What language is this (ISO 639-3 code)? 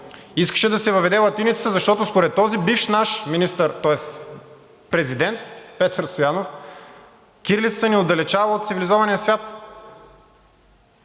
bul